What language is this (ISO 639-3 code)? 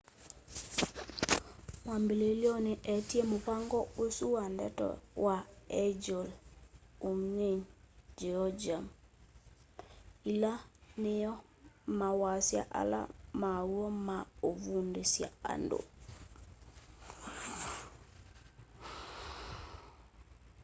kam